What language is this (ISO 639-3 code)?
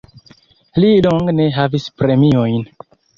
epo